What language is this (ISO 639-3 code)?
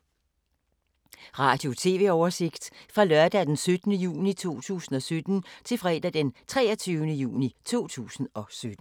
dan